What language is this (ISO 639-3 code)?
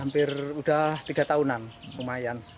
ind